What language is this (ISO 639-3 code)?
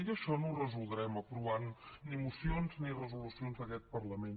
cat